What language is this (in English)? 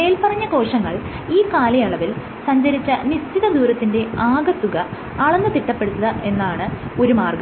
Malayalam